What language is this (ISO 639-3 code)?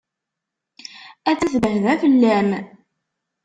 kab